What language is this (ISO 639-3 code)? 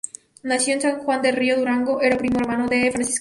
spa